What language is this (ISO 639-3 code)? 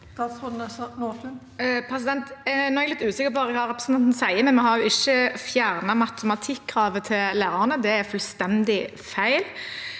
nor